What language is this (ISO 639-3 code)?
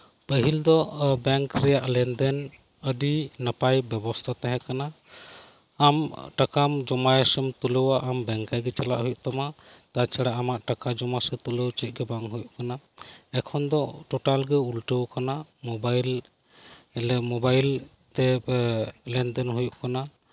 sat